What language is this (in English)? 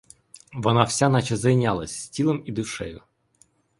Ukrainian